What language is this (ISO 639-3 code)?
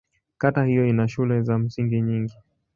swa